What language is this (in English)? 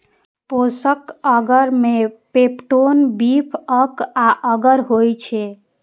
Maithili